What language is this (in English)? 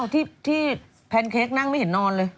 Thai